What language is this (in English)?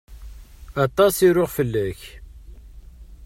Kabyle